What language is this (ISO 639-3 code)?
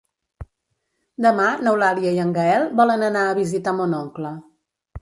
cat